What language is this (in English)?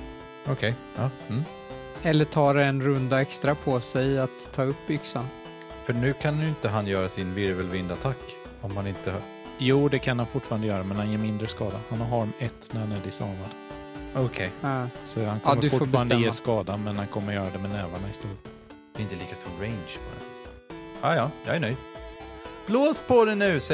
Swedish